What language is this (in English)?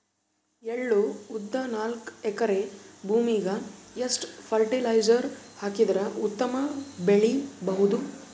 Kannada